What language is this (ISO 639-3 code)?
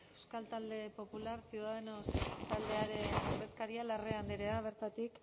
eus